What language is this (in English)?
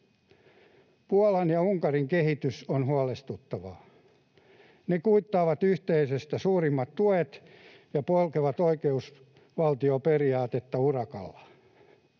Finnish